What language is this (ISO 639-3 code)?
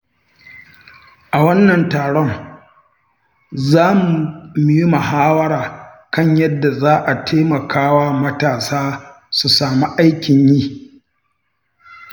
hau